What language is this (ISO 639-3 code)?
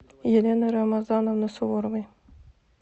rus